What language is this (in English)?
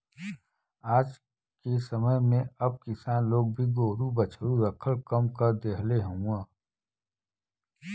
Bhojpuri